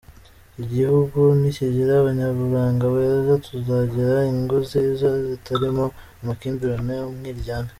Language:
Kinyarwanda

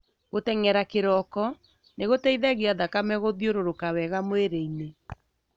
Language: Kikuyu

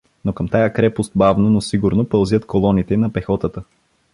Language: Bulgarian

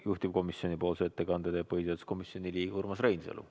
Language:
Estonian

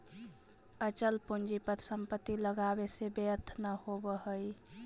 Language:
Magahi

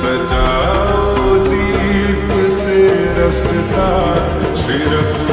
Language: Romanian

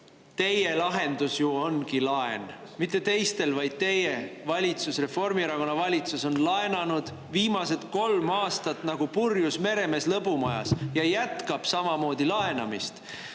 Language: Estonian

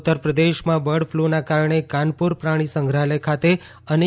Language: Gujarati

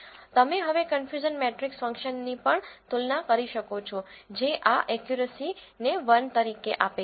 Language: Gujarati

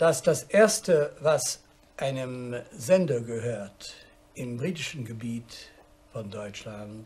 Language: German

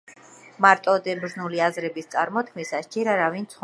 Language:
Georgian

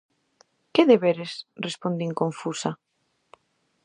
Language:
Galician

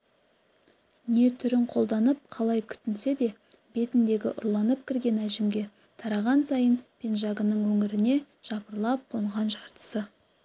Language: Kazakh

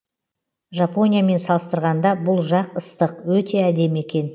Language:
Kazakh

